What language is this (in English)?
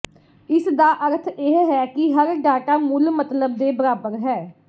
Punjabi